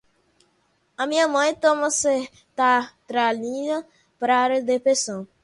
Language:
Portuguese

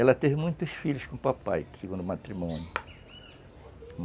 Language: Portuguese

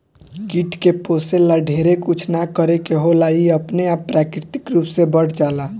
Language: Bhojpuri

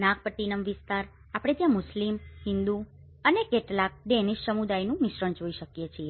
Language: Gujarati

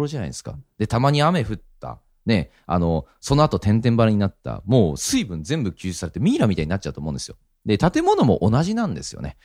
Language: Japanese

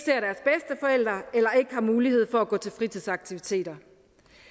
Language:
Danish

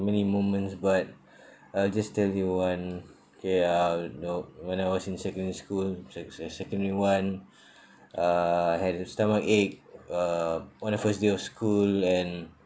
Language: English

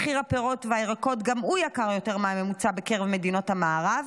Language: Hebrew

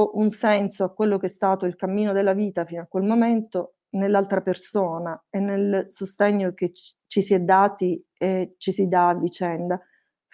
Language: Italian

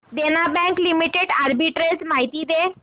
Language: Marathi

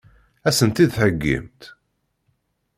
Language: Kabyle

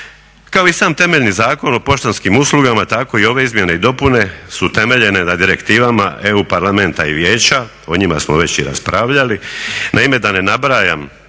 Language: Croatian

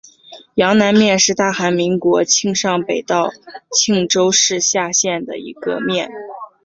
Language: Chinese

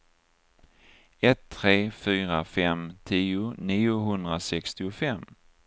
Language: Swedish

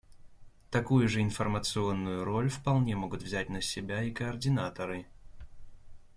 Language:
Russian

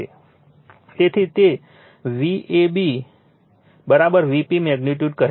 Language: Gujarati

